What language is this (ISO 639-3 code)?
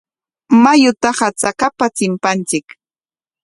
qwa